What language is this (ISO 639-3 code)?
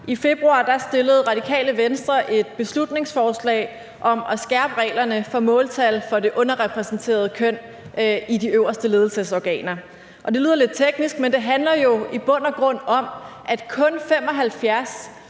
dan